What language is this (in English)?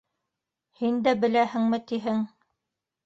Bashkir